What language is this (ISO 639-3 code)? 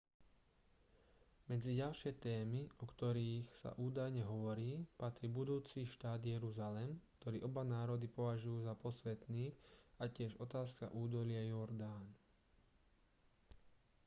slk